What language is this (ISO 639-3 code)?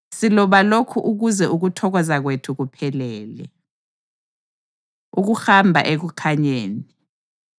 nde